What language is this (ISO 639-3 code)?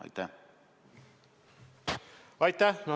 est